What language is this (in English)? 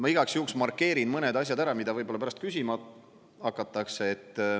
Estonian